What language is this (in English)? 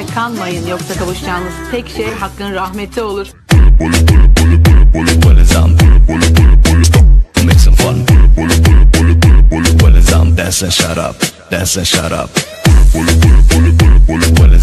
Turkish